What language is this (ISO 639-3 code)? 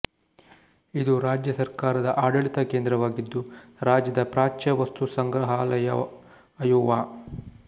kan